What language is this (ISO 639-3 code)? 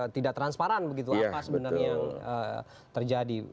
ind